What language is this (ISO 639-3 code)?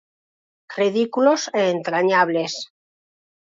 glg